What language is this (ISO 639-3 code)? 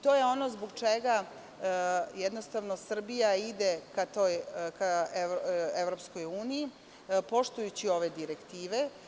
srp